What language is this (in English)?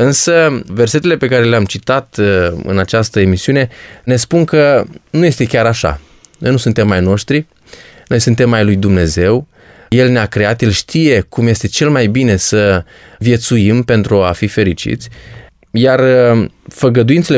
Romanian